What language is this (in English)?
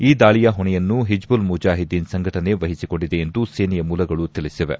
Kannada